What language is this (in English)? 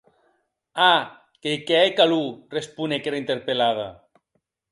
Occitan